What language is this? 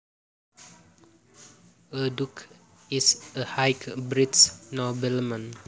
Javanese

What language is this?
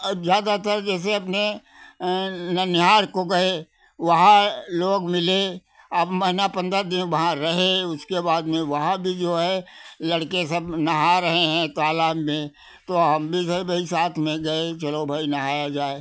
Hindi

